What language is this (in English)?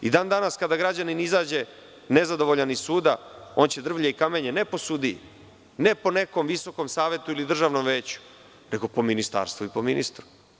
Serbian